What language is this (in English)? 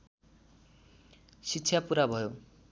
Nepali